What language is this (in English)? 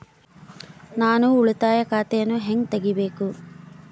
Kannada